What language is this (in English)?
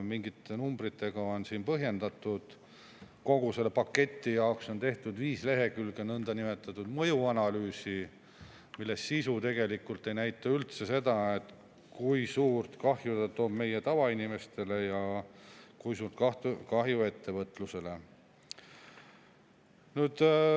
Estonian